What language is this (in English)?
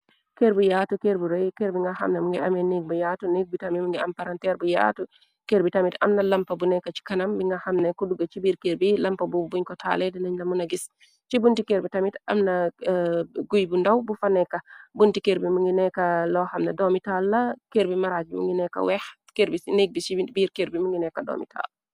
Wolof